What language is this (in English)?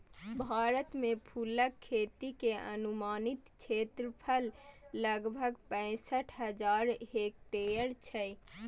Maithili